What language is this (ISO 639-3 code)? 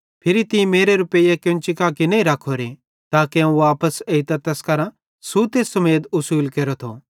bhd